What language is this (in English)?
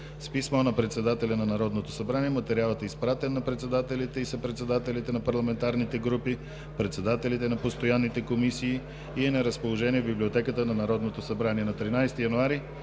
Bulgarian